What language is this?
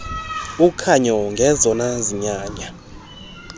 Xhosa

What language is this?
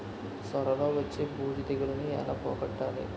Telugu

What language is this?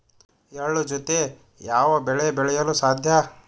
Kannada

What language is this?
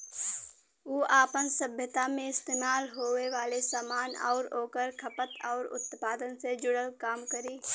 Bhojpuri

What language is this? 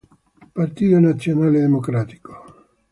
Italian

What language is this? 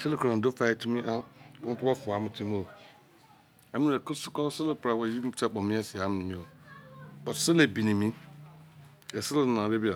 Izon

